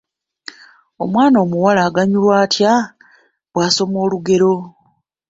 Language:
Ganda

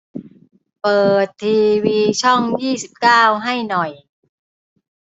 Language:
Thai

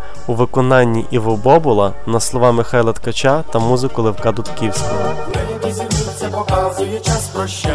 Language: Ukrainian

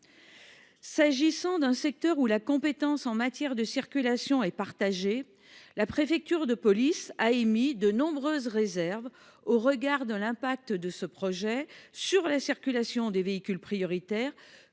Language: French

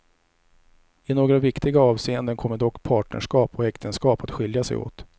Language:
Swedish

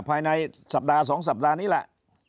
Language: Thai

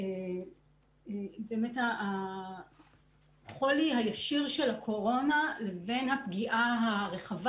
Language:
Hebrew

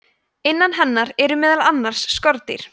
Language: Icelandic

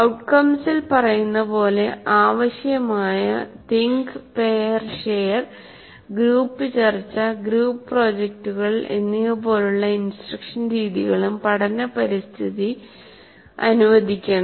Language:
Malayalam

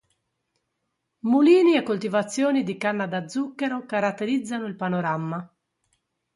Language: Italian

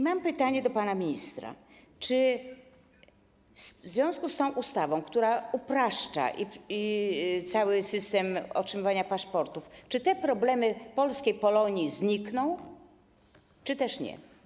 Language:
Polish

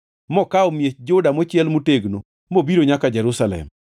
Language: Luo (Kenya and Tanzania)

